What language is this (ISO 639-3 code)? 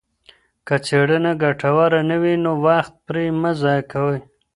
pus